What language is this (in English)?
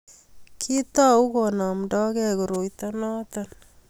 Kalenjin